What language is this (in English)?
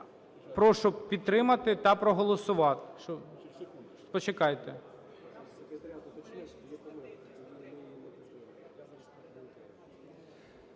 Ukrainian